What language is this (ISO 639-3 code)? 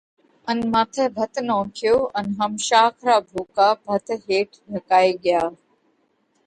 kvx